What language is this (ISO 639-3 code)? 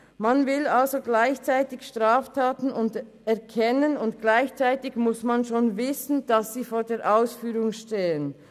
gsw